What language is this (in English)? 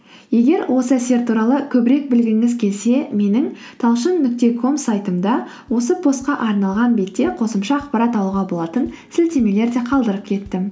Kazakh